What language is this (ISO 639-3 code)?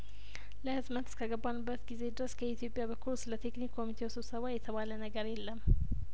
amh